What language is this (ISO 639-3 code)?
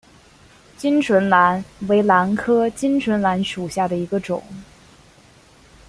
zho